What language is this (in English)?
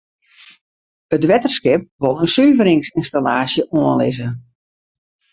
Western Frisian